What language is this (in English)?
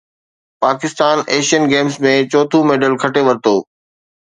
Sindhi